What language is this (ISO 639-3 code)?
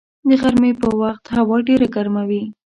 pus